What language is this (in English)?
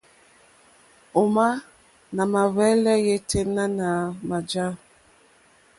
Mokpwe